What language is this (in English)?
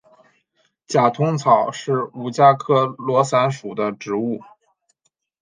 Chinese